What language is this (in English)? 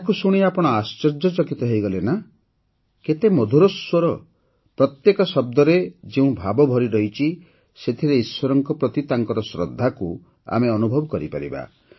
Odia